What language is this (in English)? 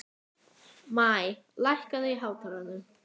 Icelandic